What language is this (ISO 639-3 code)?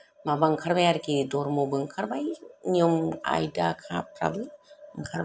brx